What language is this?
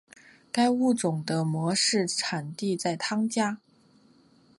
Chinese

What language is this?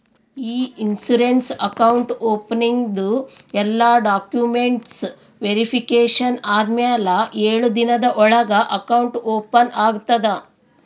Kannada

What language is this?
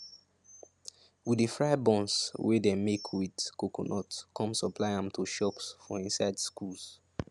Nigerian Pidgin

